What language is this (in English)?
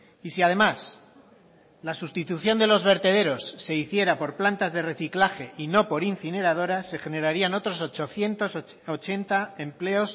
Spanish